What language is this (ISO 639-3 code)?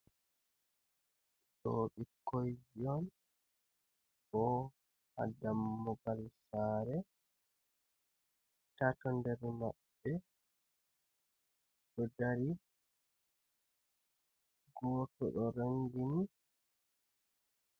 ful